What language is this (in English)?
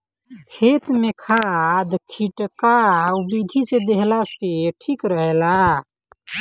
Bhojpuri